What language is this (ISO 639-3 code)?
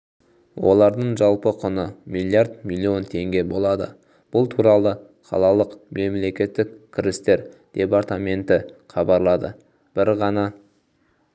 kaz